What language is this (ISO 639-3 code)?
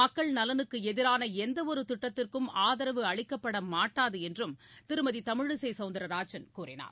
tam